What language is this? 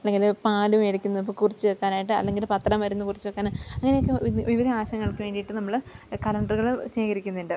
Malayalam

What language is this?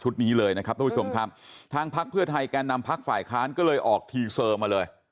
Thai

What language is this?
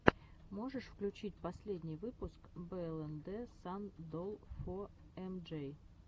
Russian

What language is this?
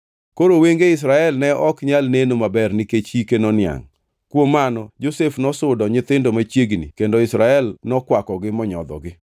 Luo (Kenya and Tanzania)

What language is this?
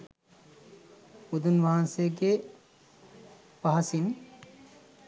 Sinhala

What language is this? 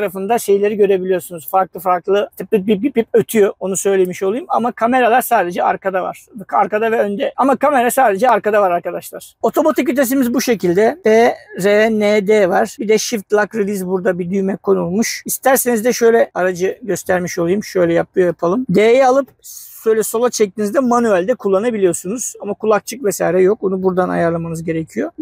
Turkish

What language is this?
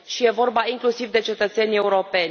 Romanian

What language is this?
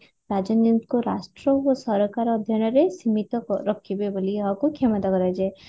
Odia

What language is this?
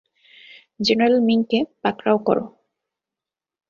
Bangla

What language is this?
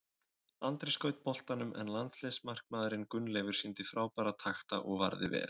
Icelandic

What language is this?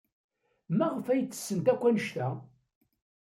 Kabyle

